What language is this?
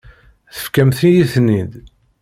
Kabyle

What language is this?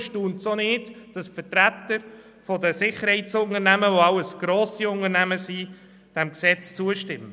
Swiss German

